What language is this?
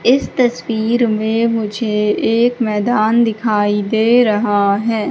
Hindi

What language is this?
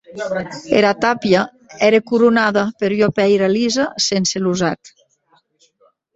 Occitan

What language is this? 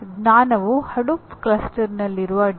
Kannada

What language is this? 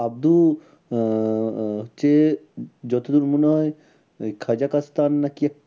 Bangla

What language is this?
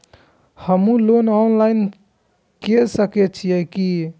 Maithili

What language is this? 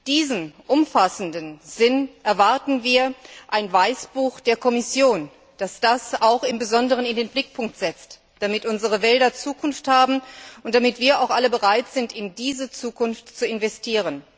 German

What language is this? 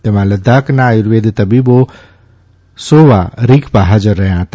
Gujarati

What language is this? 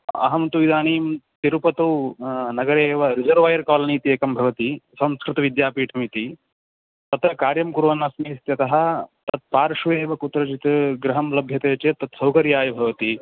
Sanskrit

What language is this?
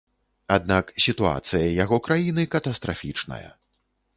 Belarusian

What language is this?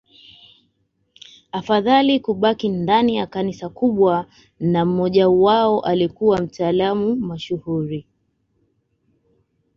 Swahili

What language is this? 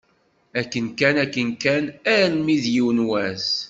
Kabyle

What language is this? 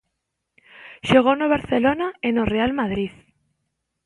Galician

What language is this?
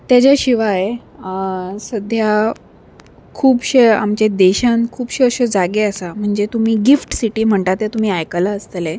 Konkani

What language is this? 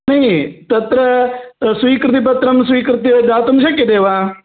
Sanskrit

